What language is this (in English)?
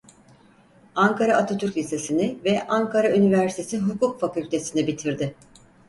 Turkish